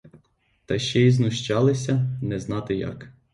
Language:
Ukrainian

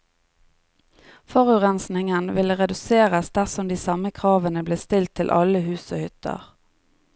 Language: Norwegian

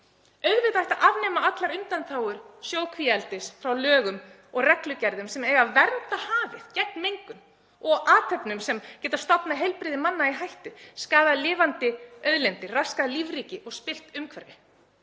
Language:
Icelandic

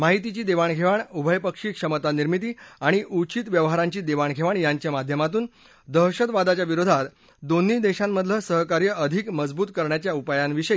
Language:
Marathi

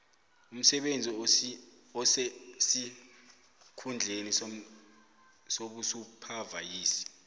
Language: South Ndebele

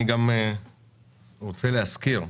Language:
Hebrew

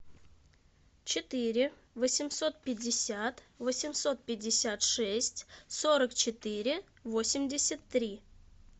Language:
Russian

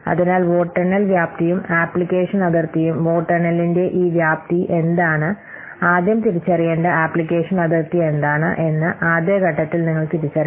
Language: Malayalam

